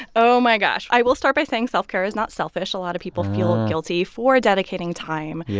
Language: English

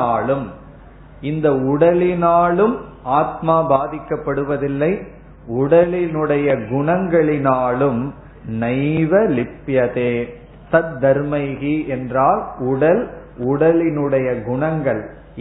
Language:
Tamil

